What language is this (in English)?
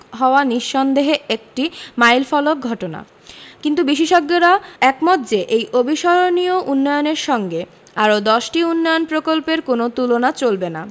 Bangla